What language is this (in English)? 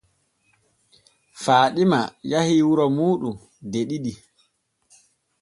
Borgu Fulfulde